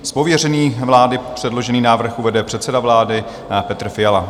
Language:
Czech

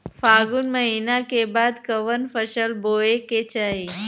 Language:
Bhojpuri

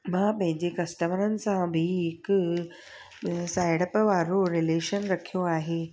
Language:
Sindhi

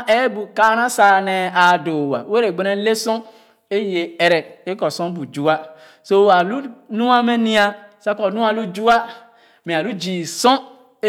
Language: Khana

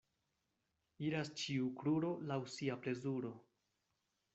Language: Esperanto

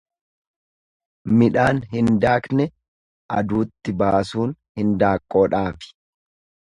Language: Oromo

